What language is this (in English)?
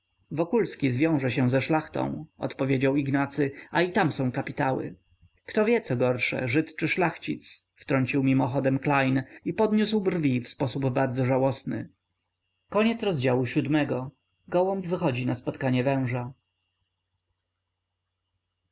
Polish